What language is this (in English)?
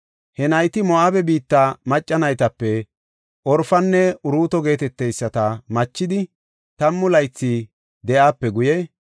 Gofa